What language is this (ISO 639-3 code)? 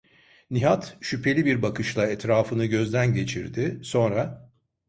tur